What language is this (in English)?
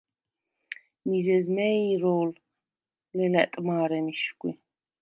Svan